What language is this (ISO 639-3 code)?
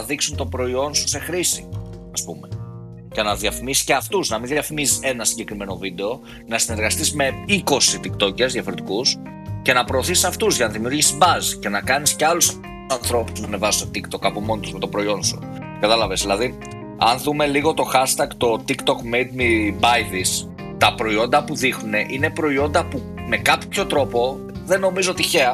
ell